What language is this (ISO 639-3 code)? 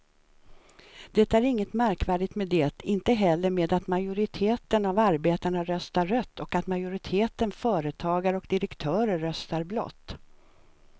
swe